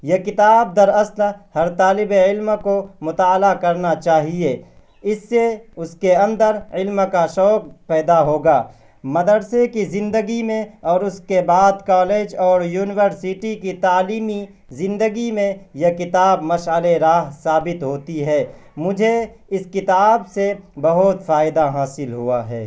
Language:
Urdu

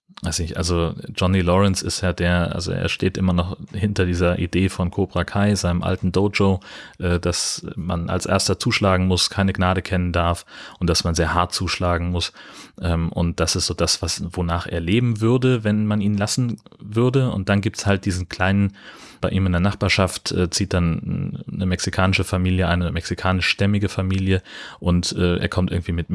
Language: German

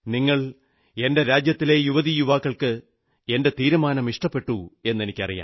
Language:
Malayalam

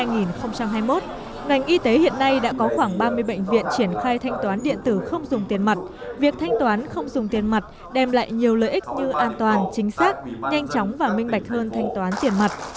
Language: Vietnamese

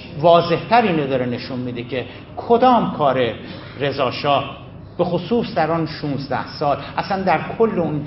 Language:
Persian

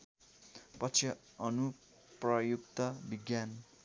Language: Nepali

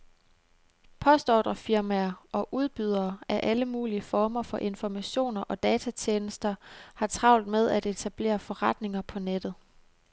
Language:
Danish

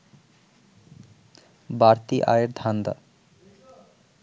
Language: Bangla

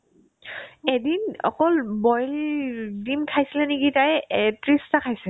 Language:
Assamese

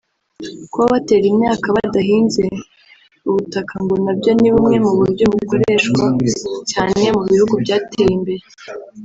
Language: Kinyarwanda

